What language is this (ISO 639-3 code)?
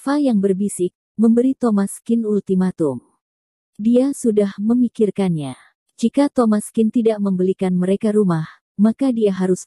ind